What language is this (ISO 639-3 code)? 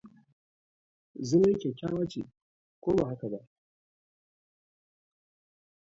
hau